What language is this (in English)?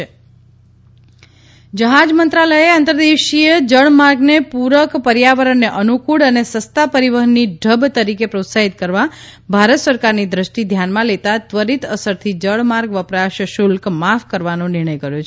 Gujarati